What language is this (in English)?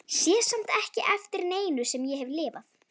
Icelandic